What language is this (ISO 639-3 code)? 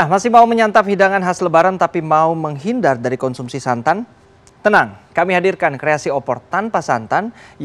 ind